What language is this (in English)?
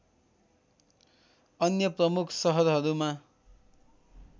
Nepali